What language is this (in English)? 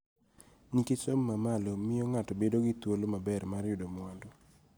Luo (Kenya and Tanzania)